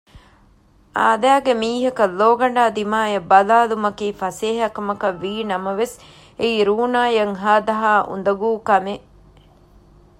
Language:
Divehi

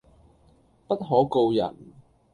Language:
Cantonese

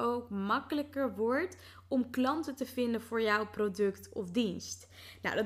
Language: Dutch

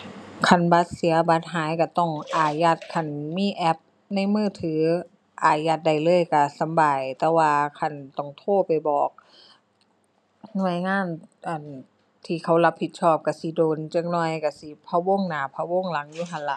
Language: Thai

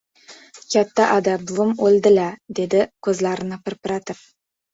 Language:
Uzbek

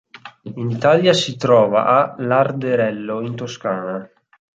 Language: Italian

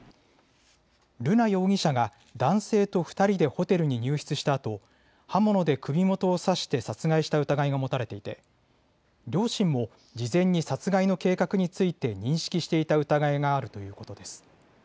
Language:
Japanese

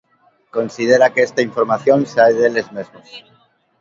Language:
Galician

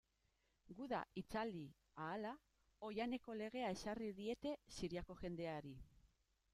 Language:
Basque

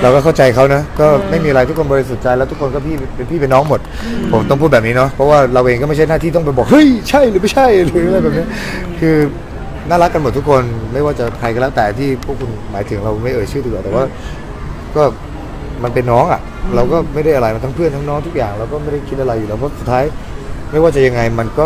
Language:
Thai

